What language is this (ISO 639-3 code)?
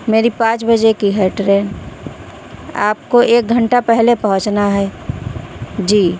urd